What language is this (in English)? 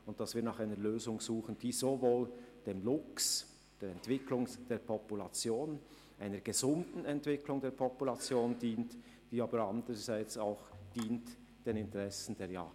Swiss German